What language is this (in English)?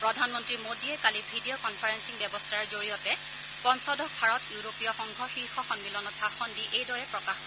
Assamese